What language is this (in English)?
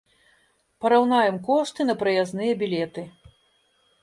Belarusian